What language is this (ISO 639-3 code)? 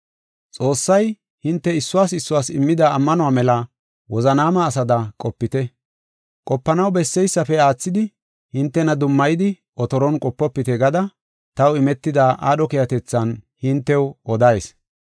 gof